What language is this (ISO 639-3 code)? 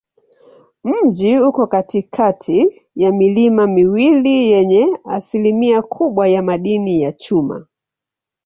swa